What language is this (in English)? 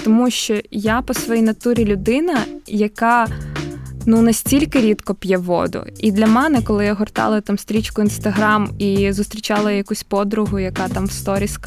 Ukrainian